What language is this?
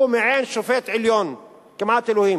Hebrew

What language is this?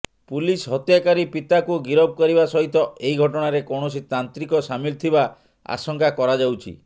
Odia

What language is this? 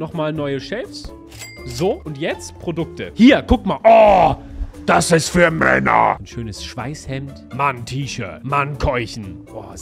German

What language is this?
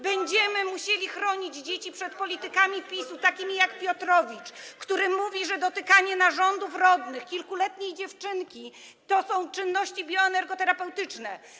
Polish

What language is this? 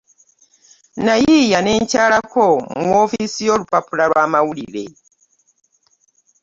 Ganda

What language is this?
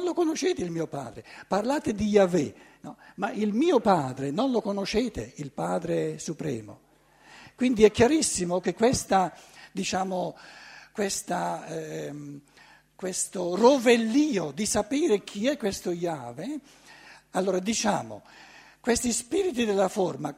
Italian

